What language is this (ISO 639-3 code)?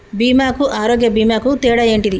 tel